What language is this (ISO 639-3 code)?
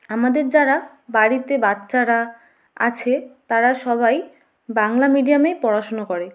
ben